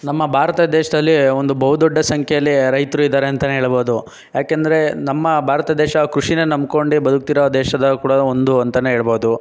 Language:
Kannada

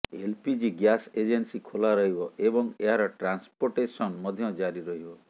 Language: Odia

